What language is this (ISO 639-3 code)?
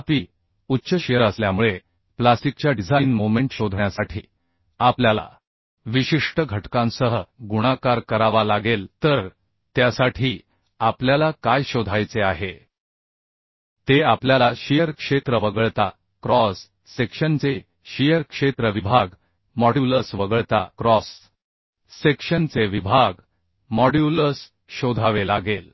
mar